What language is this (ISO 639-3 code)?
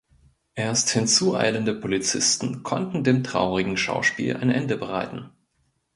deu